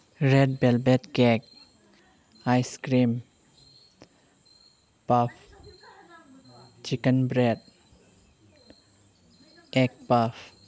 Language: Manipuri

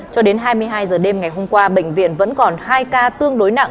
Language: Vietnamese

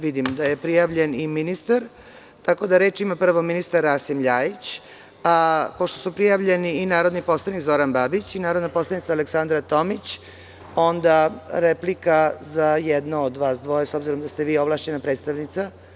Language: Serbian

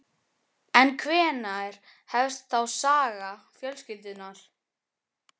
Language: Icelandic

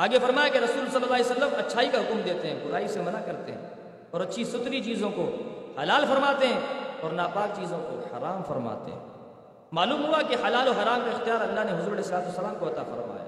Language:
Urdu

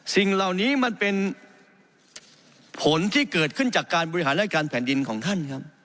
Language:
Thai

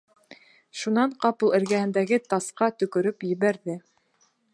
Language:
Bashkir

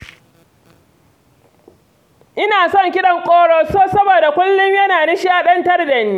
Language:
Hausa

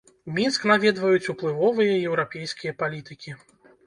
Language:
Belarusian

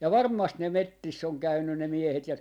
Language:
Finnish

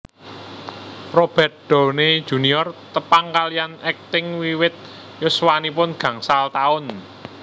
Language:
Javanese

